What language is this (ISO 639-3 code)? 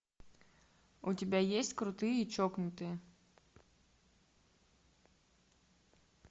rus